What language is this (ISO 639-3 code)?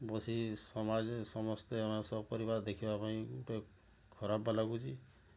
ori